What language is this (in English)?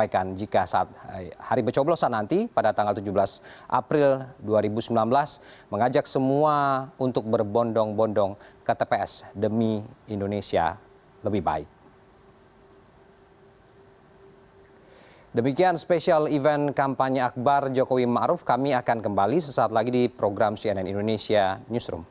Indonesian